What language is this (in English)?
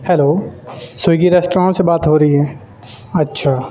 Urdu